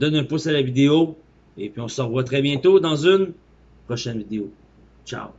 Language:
French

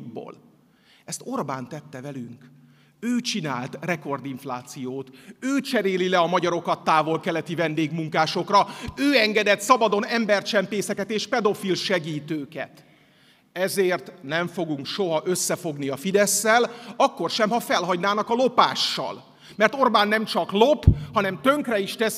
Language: Hungarian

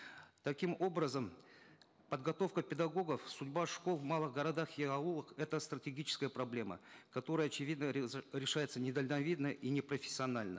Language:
Kazakh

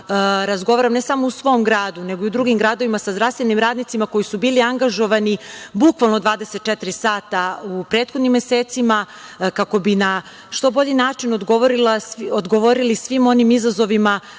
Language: Serbian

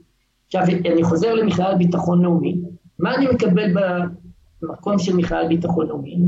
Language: Hebrew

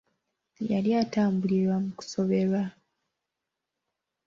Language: Ganda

